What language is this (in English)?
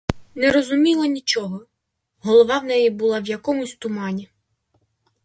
Ukrainian